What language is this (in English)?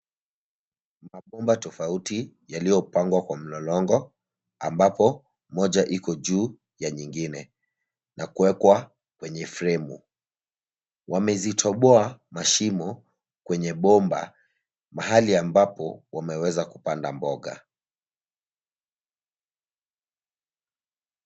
Swahili